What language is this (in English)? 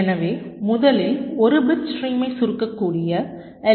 Tamil